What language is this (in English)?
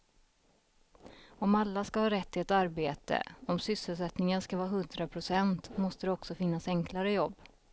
Swedish